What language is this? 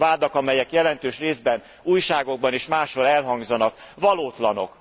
Hungarian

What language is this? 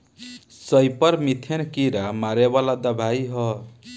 Bhojpuri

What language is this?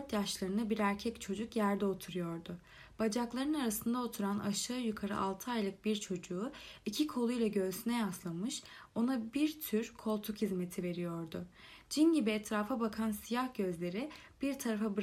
Turkish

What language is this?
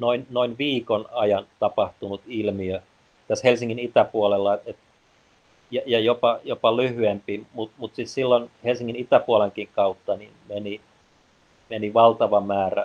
Finnish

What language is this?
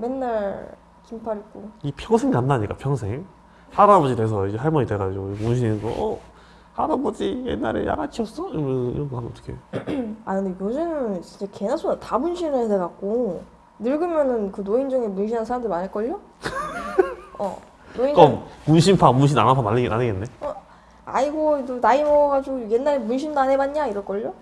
Korean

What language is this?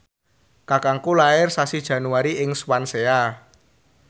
Javanese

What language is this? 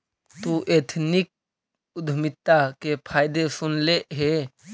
Magahi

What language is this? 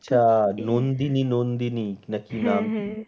Bangla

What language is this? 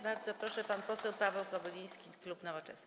Polish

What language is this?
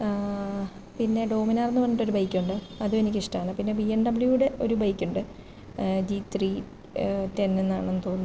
Malayalam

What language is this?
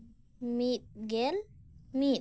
Santali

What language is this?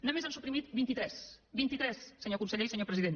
Catalan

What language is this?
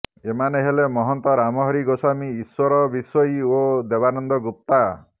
Odia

